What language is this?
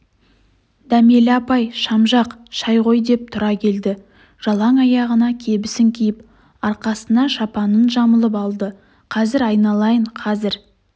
Kazakh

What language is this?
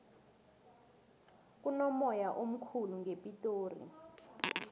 South Ndebele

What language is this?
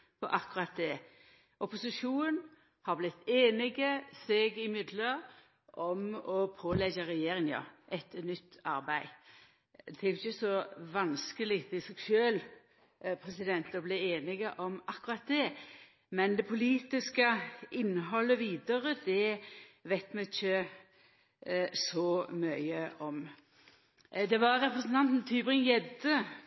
Norwegian Nynorsk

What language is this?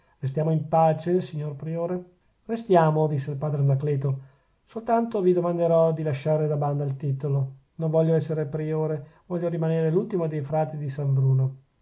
Italian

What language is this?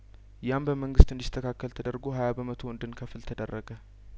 Amharic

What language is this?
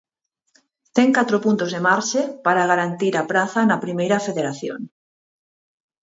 Galician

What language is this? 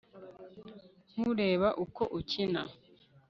Kinyarwanda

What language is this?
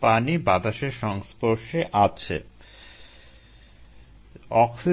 Bangla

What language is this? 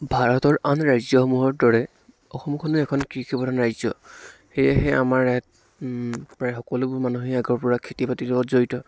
Assamese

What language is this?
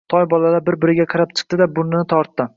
Uzbek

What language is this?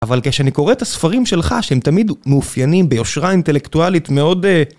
Hebrew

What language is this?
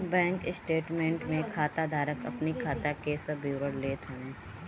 Bhojpuri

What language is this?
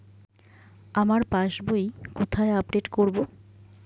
Bangla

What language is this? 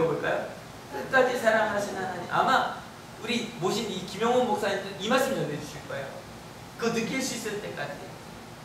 Korean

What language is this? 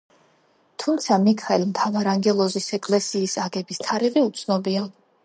Georgian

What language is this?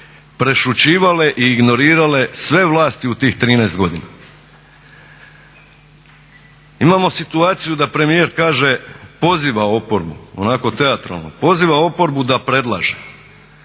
Croatian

